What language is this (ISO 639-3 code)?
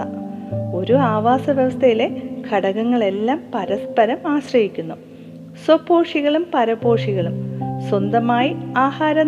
mal